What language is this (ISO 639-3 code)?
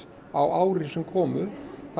isl